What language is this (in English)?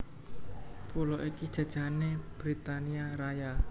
Javanese